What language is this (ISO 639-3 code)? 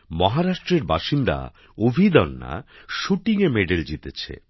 ben